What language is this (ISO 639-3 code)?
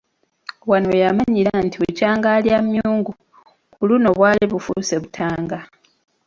lug